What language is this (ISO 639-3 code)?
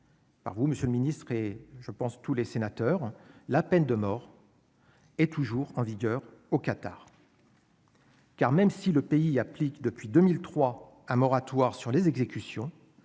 fra